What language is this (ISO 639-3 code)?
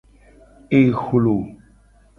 gej